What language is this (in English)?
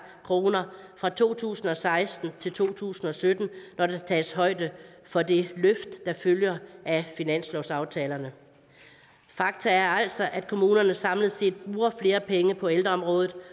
Danish